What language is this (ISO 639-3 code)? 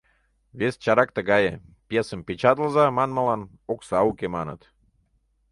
chm